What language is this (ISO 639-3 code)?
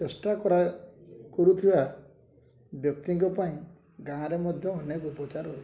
ori